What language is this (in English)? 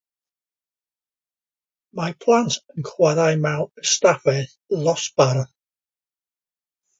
Welsh